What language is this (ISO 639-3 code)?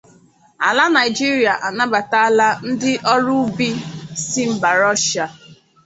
ibo